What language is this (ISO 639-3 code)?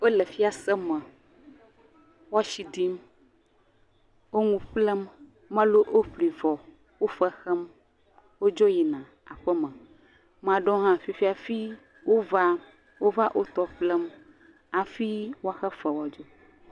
ewe